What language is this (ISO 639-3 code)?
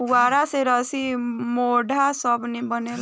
bho